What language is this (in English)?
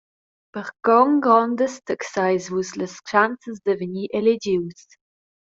Romansh